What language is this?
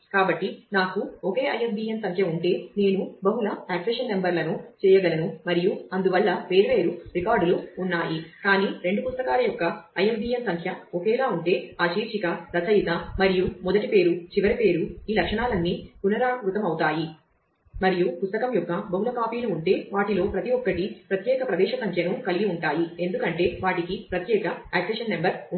Telugu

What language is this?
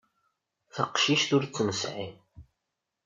Kabyle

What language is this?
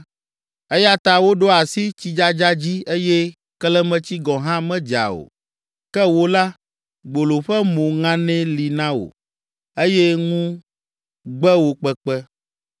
Ewe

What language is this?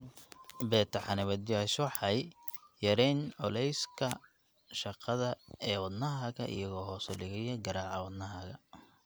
Somali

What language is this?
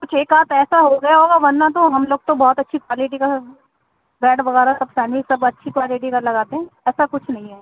Urdu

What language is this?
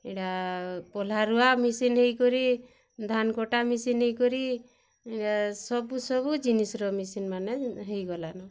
Odia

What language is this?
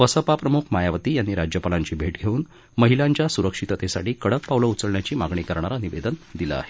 Marathi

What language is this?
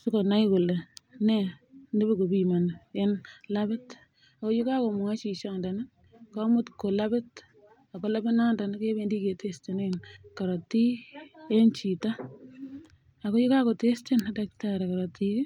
Kalenjin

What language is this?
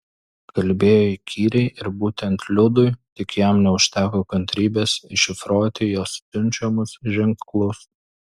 Lithuanian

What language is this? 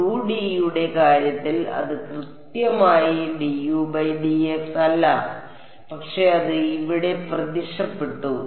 Malayalam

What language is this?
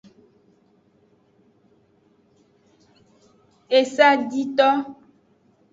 Aja (Benin)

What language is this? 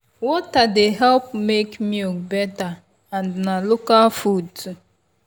Nigerian Pidgin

